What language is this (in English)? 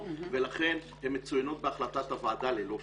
Hebrew